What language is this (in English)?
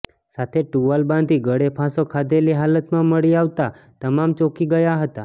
Gujarati